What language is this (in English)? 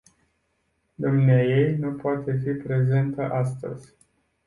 Romanian